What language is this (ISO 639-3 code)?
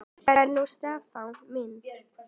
isl